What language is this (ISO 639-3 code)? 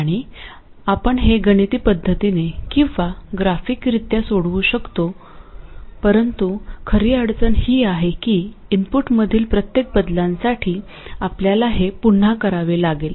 mar